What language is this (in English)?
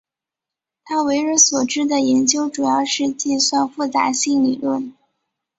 Chinese